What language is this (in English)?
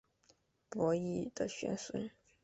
Chinese